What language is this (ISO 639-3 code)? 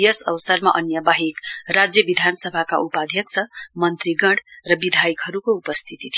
nep